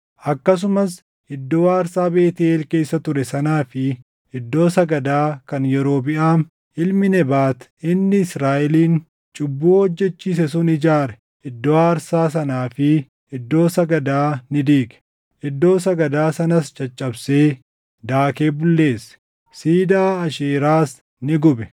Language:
Oromo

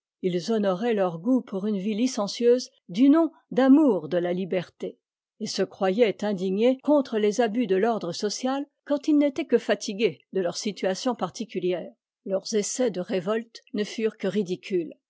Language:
French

